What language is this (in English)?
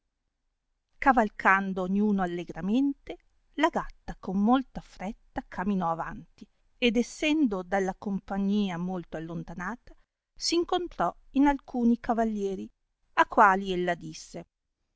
Italian